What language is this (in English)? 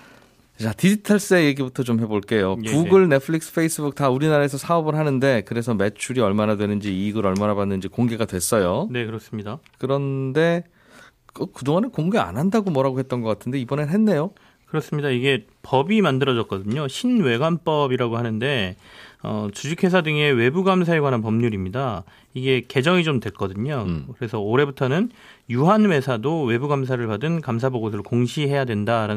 Korean